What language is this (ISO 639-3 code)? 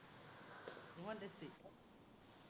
asm